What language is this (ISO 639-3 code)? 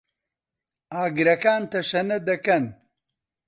ckb